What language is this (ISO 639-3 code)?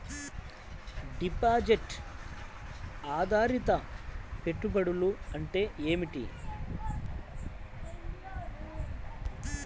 tel